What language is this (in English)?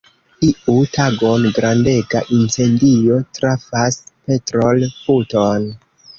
Esperanto